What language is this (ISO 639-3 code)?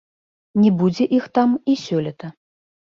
bel